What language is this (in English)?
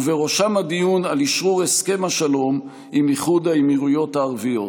Hebrew